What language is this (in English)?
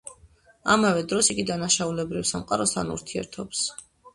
Georgian